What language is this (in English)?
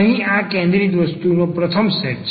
Gujarati